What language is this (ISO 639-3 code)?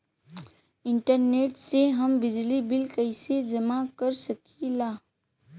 bho